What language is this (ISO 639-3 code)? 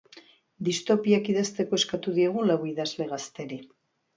eus